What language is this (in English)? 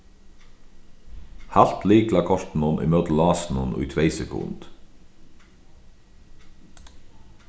Faroese